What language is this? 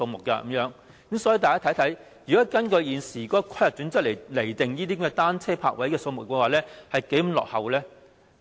Cantonese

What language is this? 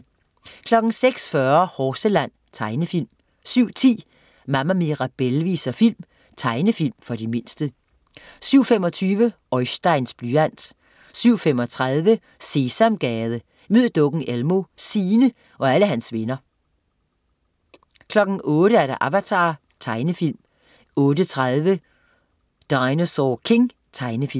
Danish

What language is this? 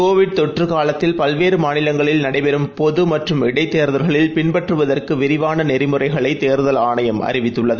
Tamil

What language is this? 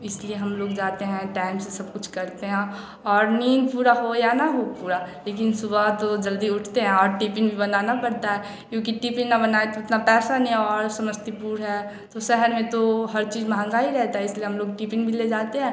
Hindi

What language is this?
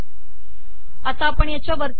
Marathi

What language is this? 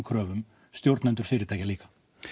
Icelandic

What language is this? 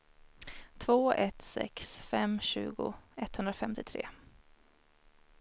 Swedish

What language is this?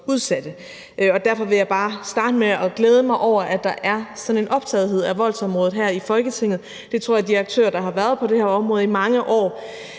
Danish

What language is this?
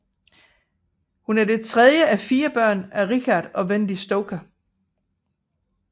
Danish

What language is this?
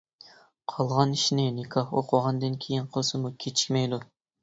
Uyghur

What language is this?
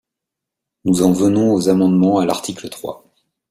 French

